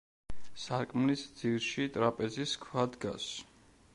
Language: Georgian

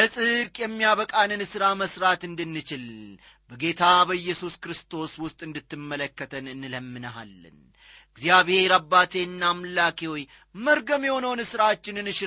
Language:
Amharic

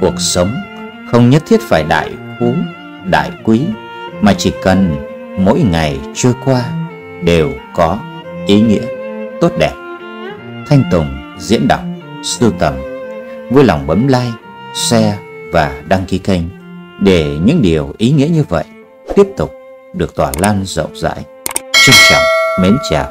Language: Vietnamese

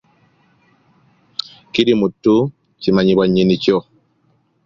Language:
Ganda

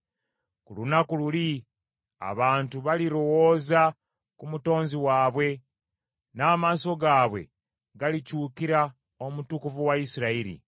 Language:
Ganda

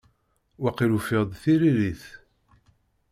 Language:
Kabyle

